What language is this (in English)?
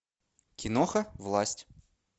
Russian